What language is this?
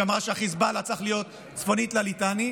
Hebrew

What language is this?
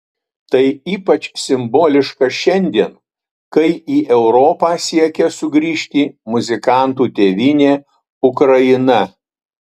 Lithuanian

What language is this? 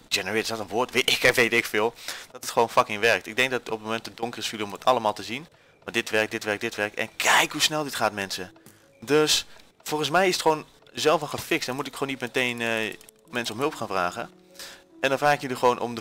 Dutch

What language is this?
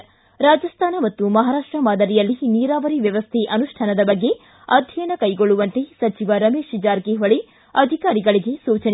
Kannada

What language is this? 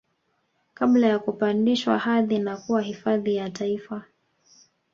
Swahili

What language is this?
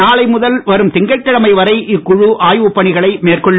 Tamil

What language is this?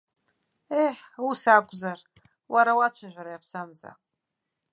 Abkhazian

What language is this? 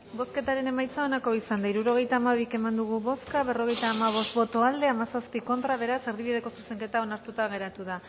Basque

